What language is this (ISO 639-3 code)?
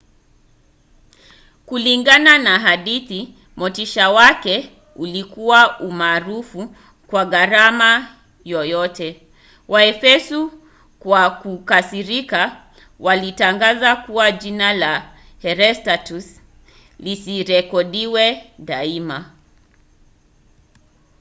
swa